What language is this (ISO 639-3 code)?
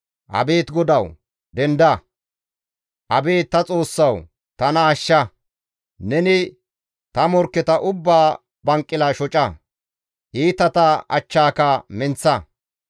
gmv